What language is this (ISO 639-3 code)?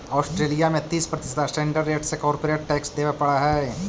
mag